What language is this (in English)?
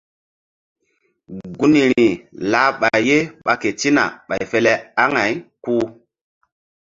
Mbum